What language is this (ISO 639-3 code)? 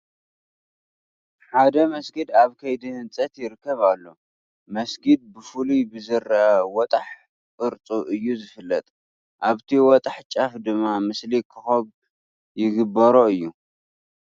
tir